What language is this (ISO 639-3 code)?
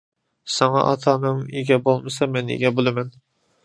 uig